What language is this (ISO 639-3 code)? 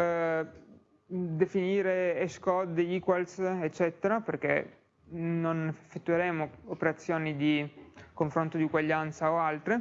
ita